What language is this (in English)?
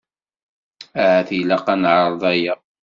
Kabyle